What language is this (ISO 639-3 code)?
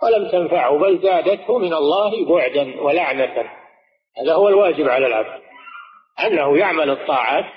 ara